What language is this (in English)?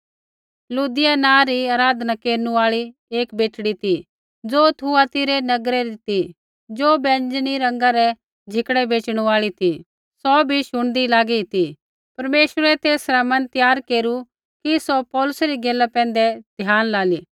Kullu Pahari